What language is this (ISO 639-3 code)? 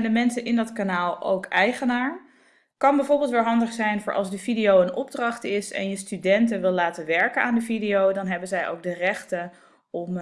nld